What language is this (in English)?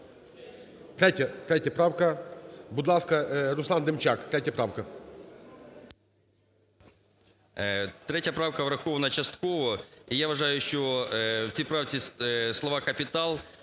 Ukrainian